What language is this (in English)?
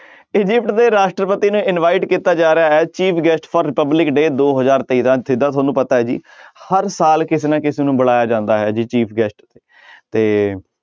Punjabi